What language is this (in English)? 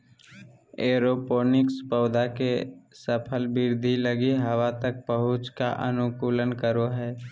Magahi